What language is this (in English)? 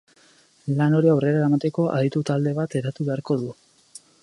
Basque